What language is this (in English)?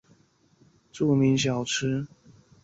Chinese